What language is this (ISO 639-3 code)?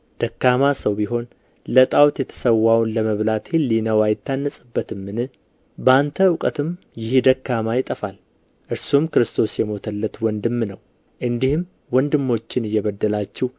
amh